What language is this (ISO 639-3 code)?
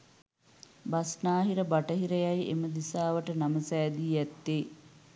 sin